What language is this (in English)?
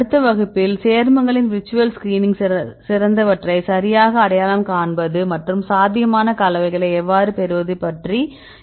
Tamil